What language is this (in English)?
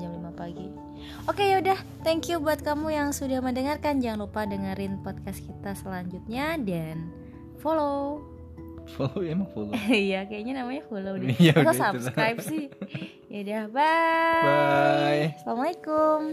Indonesian